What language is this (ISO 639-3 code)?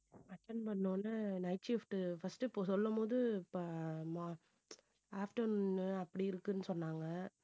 tam